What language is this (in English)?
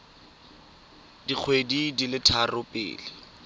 Tswana